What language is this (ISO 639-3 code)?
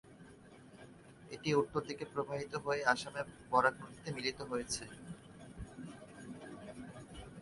ben